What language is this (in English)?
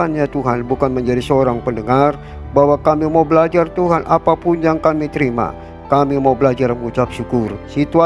Indonesian